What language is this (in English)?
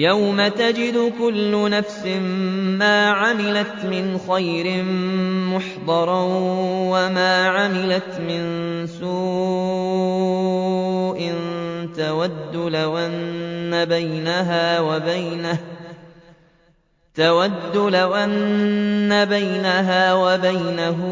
Arabic